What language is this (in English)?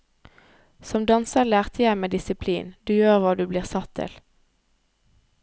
Norwegian